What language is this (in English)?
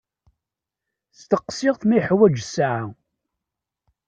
Kabyle